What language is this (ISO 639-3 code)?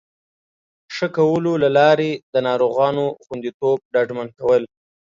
pus